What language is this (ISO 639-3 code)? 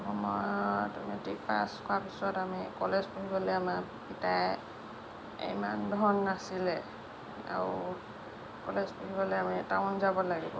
asm